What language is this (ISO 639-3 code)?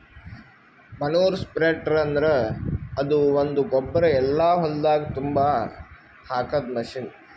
kan